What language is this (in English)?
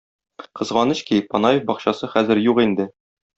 Tatar